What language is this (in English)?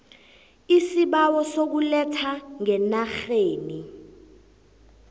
South Ndebele